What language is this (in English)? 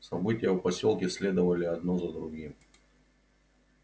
Russian